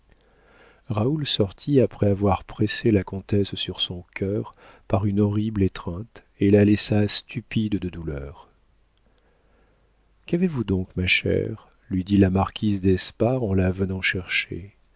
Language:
French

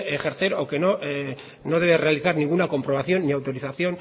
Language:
Spanish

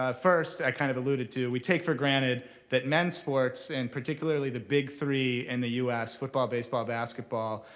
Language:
English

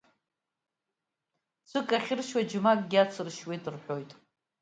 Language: Abkhazian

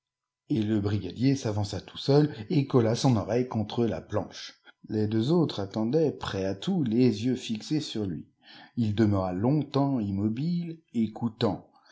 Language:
French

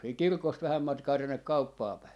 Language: Finnish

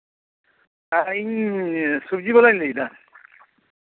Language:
Santali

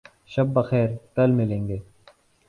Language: Urdu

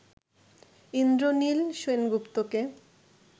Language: Bangla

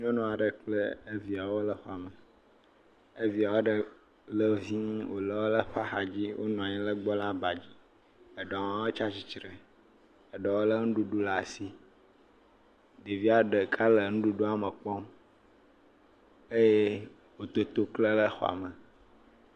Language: Ewe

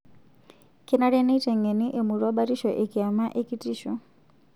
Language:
Masai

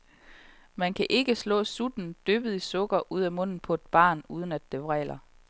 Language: Danish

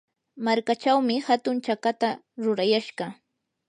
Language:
Yanahuanca Pasco Quechua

